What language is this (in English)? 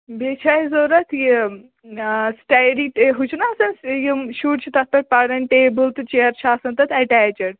Kashmiri